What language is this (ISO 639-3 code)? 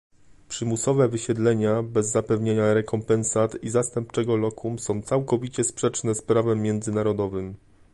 pol